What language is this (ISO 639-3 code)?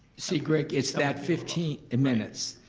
eng